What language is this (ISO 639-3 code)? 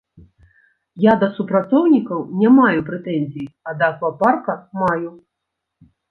bel